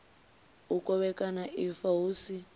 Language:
Venda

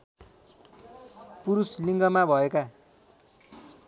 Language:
Nepali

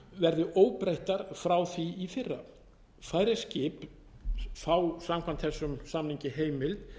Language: Icelandic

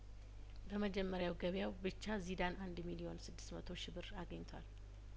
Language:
Amharic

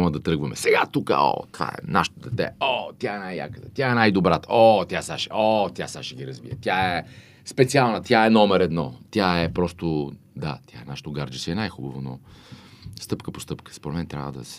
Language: Bulgarian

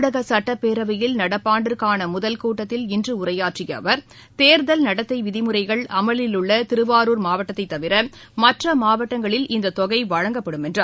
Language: Tamil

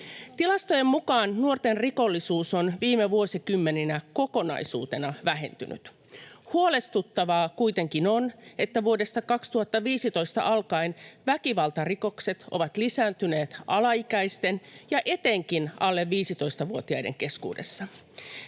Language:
Finnish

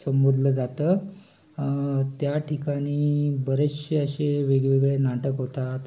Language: Marathi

